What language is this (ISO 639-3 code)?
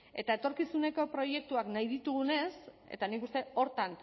eus